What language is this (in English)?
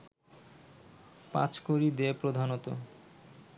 Bangla